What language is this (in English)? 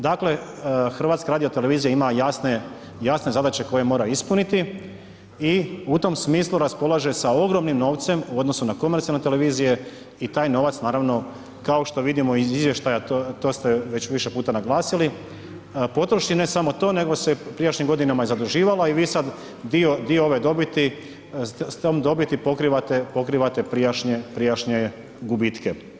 Croatian